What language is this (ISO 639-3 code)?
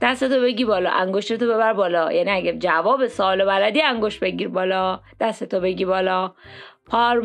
fas